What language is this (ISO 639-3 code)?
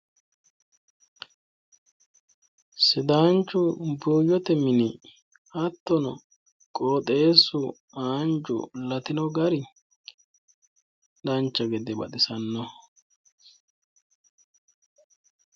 sid